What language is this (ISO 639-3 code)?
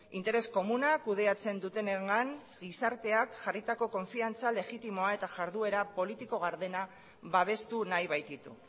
eus